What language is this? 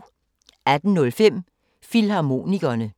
Danish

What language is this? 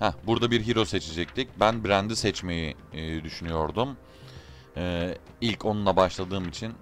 Turkish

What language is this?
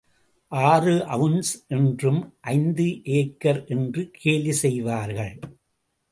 Tamil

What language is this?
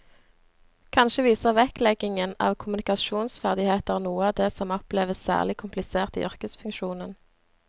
Norwegian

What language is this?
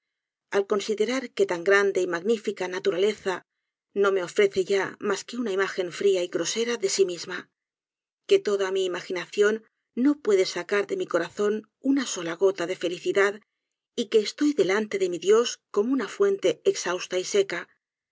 Spanish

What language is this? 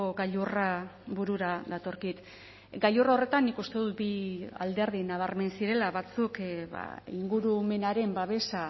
Basque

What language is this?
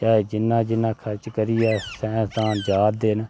Dogri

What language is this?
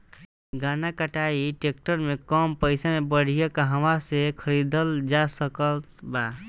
Bhojpuri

